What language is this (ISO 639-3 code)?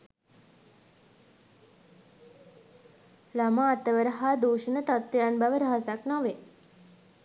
sin